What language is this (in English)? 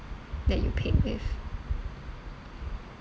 English